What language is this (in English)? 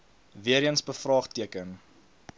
Afrikaans